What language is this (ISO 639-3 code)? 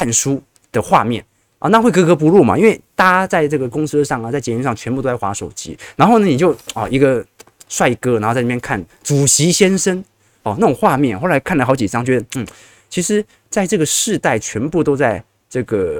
zho